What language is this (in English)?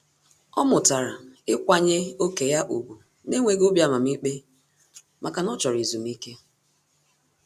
Igbo